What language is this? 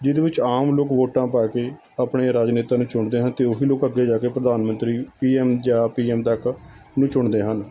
Punjabi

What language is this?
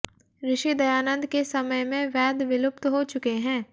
Hindi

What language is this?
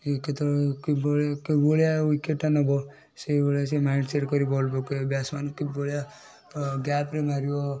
Odia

